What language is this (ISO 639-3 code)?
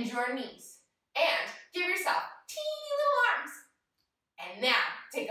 eng